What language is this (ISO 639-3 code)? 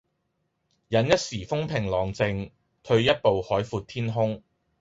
yue